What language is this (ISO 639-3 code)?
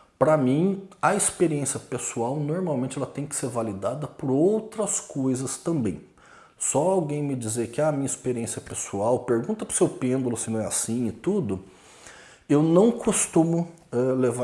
por